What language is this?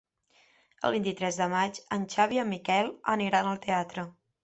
Catalan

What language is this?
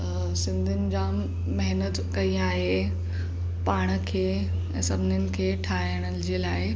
Sindhi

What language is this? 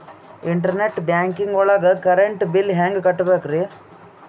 Kannada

